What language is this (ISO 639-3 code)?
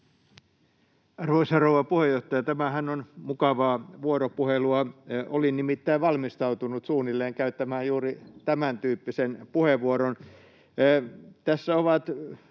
fin